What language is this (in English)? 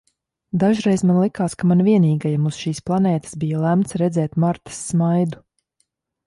Latvian